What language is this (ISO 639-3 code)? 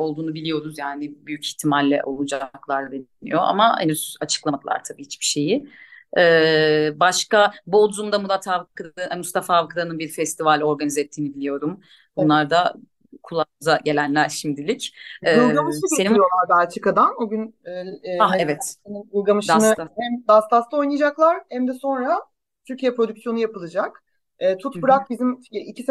tur